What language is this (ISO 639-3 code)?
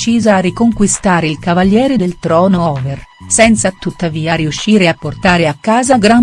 ita